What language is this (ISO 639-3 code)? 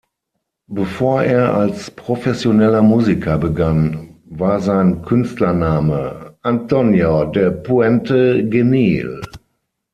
deu